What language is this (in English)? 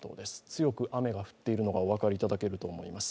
Japanese